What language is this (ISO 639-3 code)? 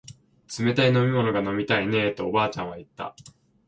jpn